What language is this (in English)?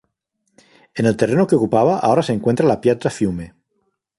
Spanish